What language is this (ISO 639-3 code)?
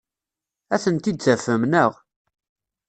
kab